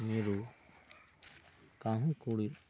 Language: Santali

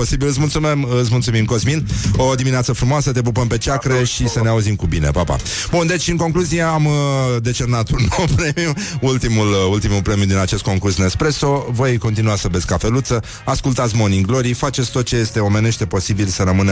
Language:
Romanian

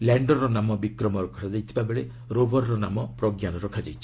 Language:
Odia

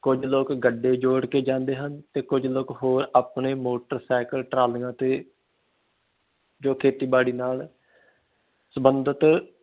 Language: Punjabi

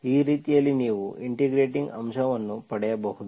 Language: Kannada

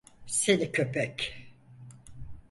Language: Turkish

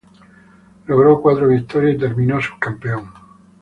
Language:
Spanish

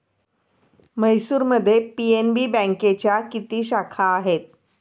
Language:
Marathi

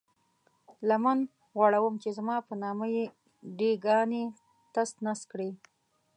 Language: Pashto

